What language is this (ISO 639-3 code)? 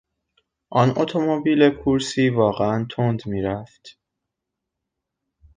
fas